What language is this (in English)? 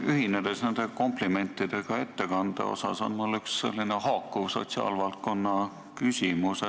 Estonian